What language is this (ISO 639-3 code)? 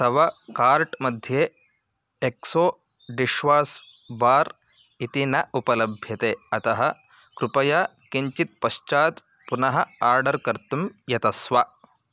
san